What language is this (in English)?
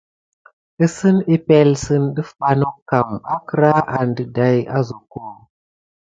Gidar